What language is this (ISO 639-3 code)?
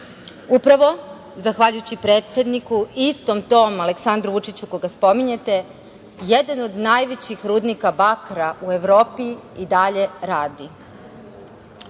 srp